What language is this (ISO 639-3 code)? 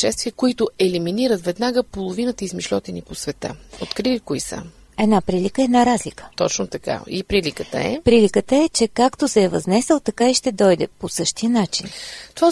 bul